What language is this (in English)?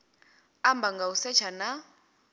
Venda